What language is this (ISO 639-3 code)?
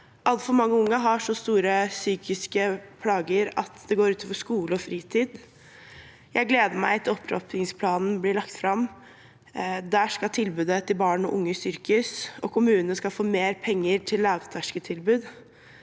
nor